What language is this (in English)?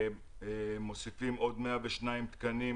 Hebrew